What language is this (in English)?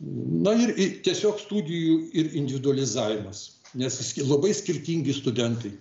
Lithuanian